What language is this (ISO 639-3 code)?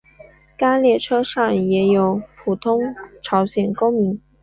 zho